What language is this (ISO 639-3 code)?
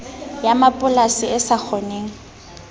sot